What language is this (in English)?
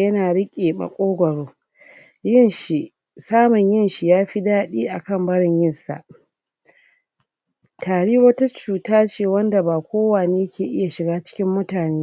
Hausa